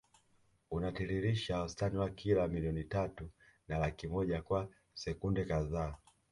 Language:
Swahili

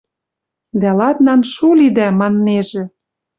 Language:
Western Mari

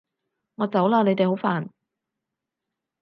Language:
Cantonese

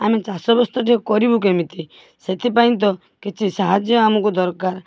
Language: Odia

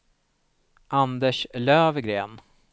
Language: Swedish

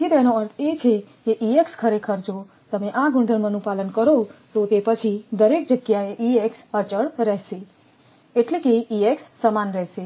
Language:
Gujarati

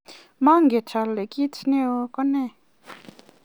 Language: Kalenjin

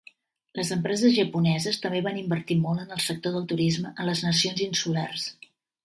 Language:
Catalan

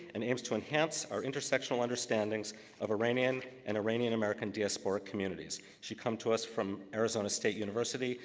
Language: English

